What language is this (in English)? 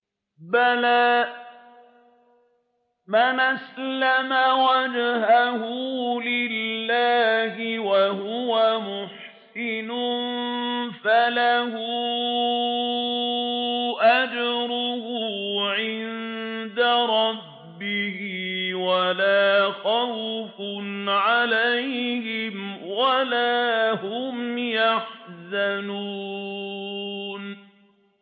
Arabic